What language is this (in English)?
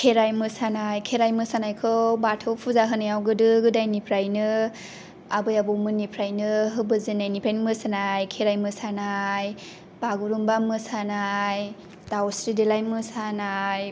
Bodo